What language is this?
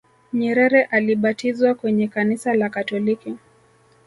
Swahili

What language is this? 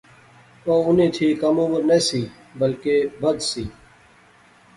Pahari-Potwari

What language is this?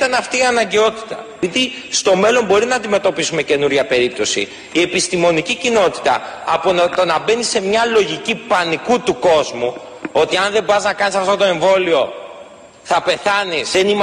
Greek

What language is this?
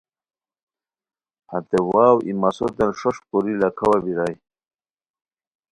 Khowar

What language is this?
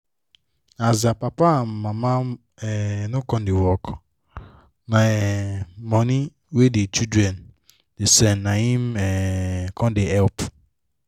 Nigerian Pidgin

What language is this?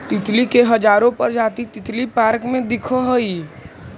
Magahi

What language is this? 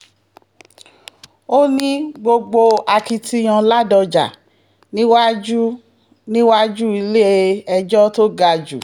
Yoruba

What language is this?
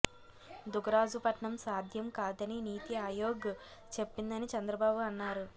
Telugu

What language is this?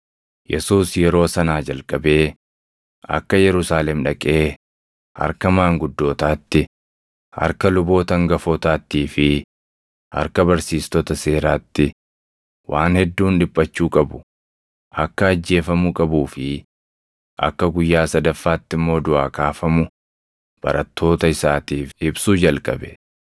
Oromo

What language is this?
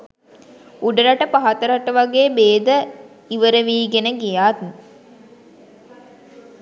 Sinhala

